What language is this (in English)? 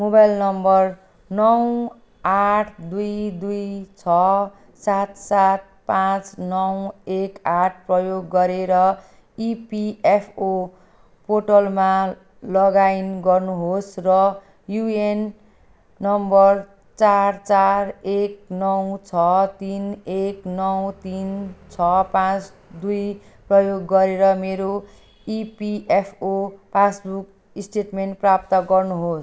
Nepali